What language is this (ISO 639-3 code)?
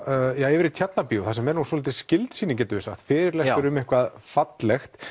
isl